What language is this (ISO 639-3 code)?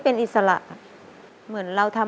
tha